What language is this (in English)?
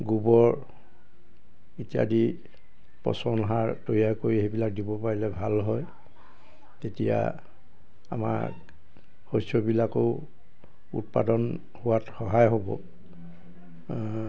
Assamese